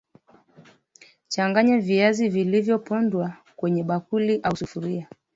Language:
Swahili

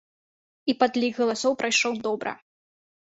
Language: Belarusian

